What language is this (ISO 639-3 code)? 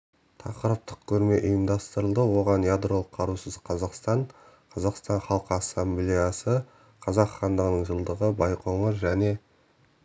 kaz